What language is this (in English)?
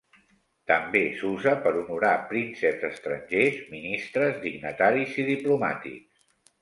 Catalan